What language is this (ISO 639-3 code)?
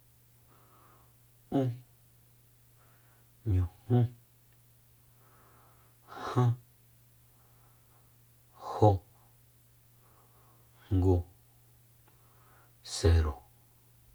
vmp